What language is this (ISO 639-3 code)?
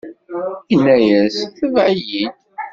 kab